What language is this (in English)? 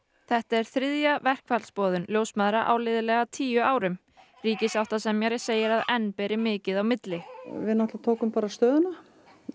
Icelandic